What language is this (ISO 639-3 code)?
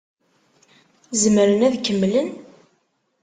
kab